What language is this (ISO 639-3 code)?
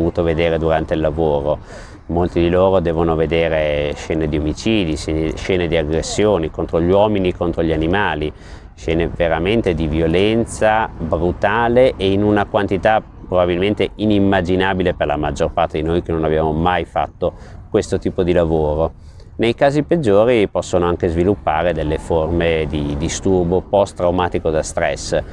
ita